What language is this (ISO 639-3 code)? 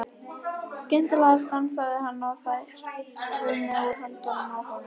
isl